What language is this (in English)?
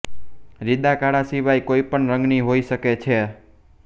Gujarati